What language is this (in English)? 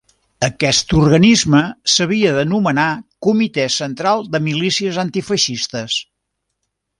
Catalan